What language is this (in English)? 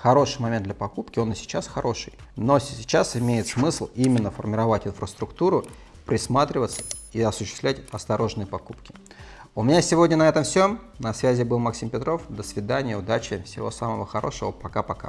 Russian